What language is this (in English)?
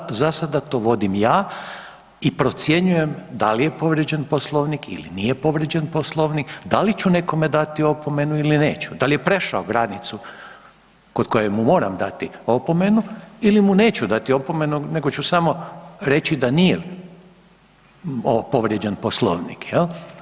Croatian